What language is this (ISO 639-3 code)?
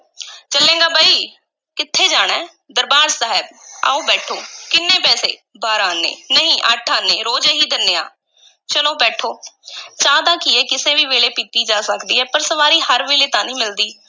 pan